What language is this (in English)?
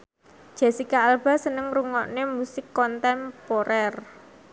Javanese